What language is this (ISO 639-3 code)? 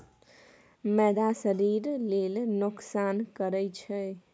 mai